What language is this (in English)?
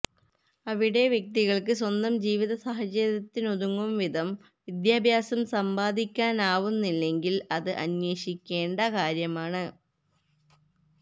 Malayalam